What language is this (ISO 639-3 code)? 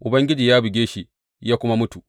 hau